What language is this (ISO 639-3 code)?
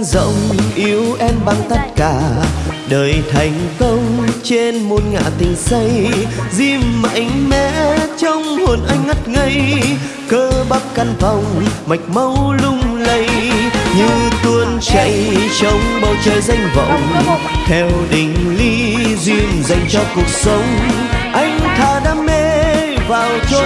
vie